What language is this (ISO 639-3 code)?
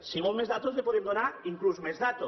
cat